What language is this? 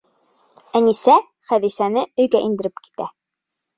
Bashkir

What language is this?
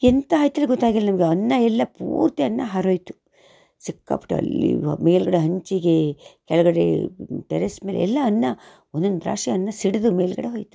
Kannada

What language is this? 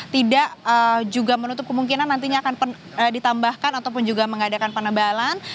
Indonesian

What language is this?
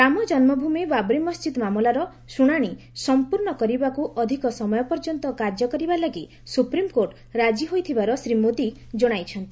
Odia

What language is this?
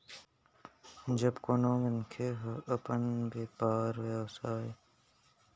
Chhattisgarhi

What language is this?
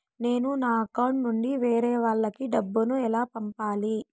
Telugu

